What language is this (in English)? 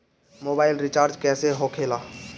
Bhojpuri